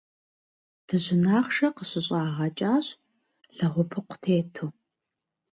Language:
Kabardian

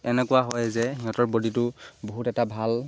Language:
Assamese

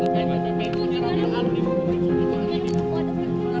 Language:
Indonesian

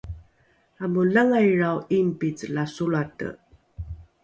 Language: Rukai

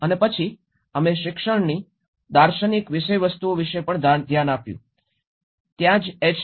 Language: Gujarati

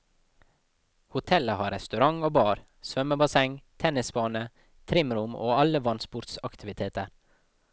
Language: Norwegian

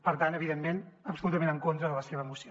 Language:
Catalan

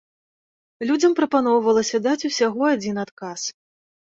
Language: Belarusian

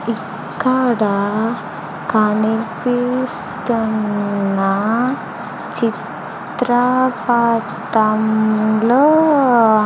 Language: Telugu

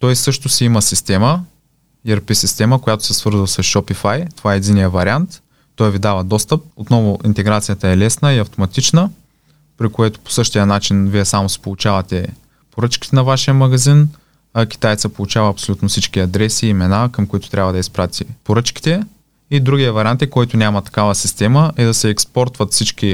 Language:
Bulgarian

